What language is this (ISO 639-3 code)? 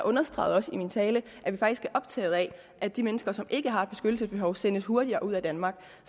dan